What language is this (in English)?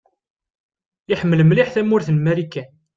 Kabyle